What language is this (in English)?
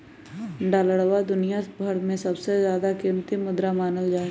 Magahi